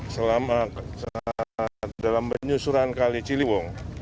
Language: Indonesian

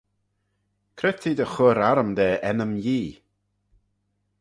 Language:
Manx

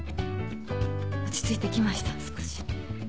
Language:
Japanese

